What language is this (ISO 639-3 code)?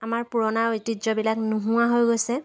asm